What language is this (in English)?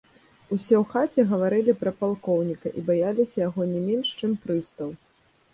Belarusian